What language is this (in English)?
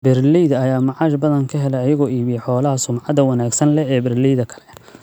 Somali